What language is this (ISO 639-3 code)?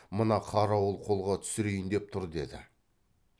kaz